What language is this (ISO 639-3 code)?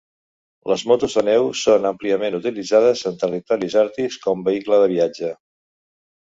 cat